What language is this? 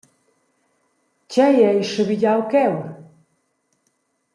Romansh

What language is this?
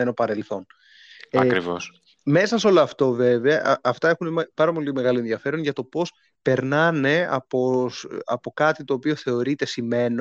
Greek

